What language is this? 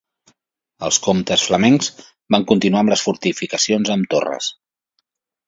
Catalan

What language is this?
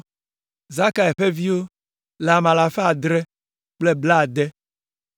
Ewe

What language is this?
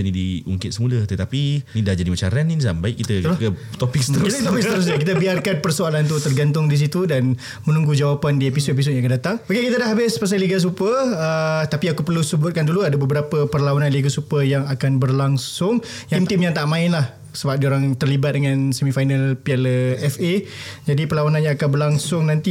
Malay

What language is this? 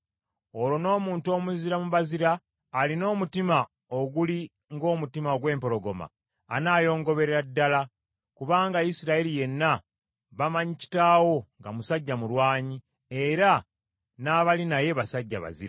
Ganda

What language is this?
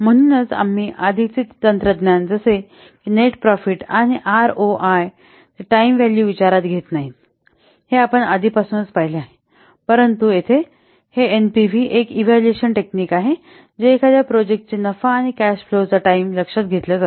Marathi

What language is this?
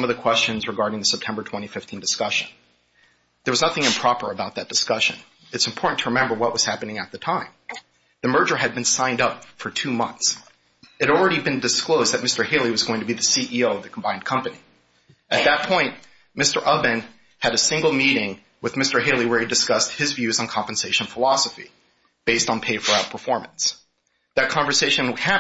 English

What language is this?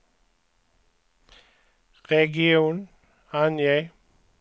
Swedish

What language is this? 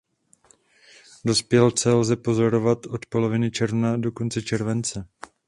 Czech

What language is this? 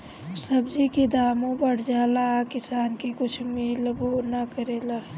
Bhojpuri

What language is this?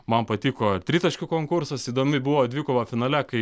Lithuanian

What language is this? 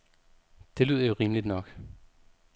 Danish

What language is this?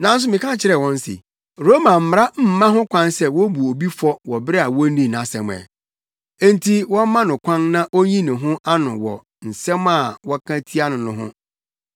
Akan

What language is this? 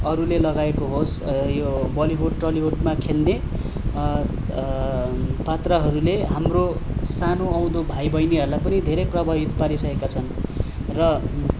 Nepali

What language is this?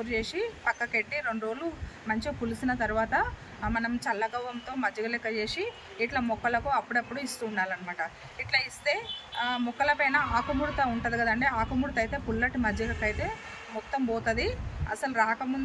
Telugu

